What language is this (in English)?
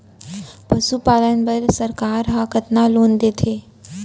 Chhattisgarhi